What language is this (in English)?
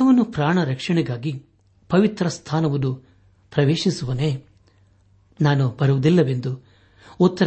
Kannada